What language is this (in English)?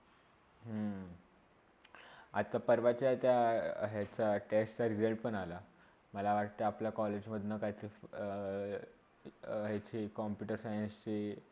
Marathi